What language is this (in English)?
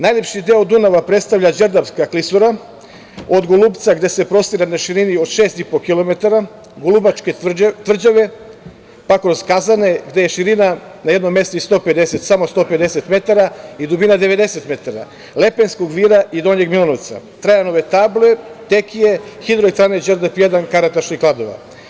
Serbian